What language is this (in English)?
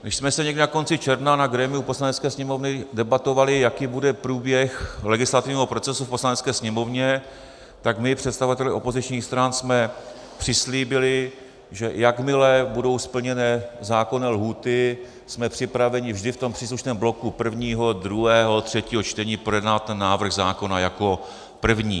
Czech